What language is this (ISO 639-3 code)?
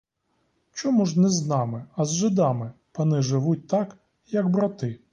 ukr